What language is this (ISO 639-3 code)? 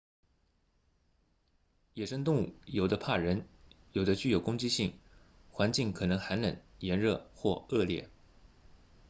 zho